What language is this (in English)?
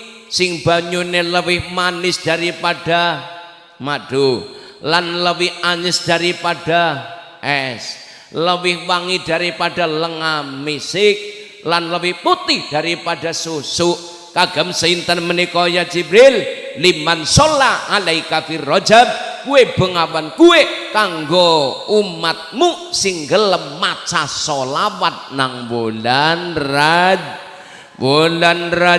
Indonesian